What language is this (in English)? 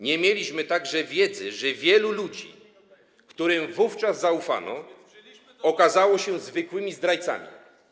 Polish